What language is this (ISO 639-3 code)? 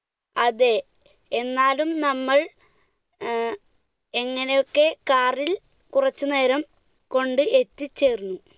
mal